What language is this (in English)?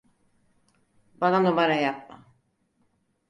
Turkish